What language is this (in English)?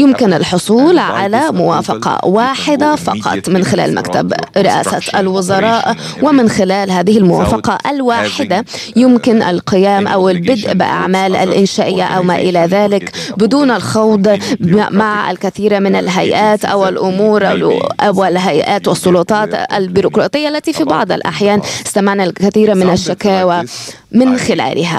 Arabic